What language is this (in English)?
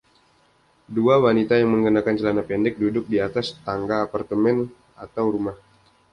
Indonesian